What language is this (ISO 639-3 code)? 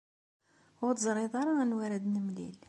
kab